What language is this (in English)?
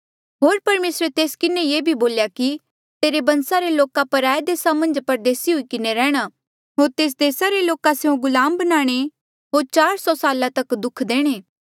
Mandeali